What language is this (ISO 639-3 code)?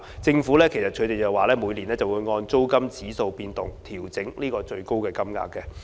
yue